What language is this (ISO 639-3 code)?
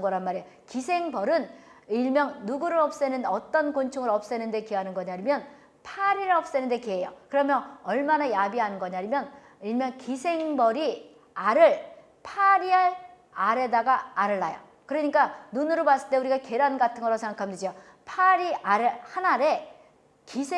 kor